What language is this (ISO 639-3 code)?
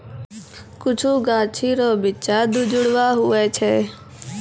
mai